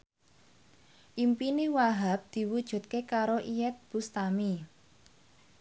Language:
Javanese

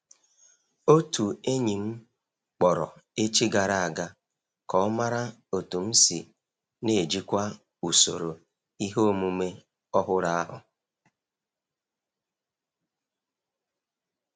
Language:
Igbo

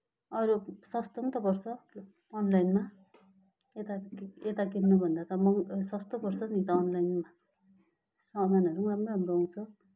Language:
Nepali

